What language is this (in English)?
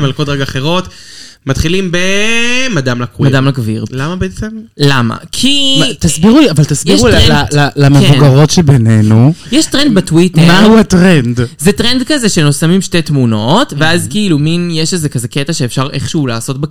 Hebrew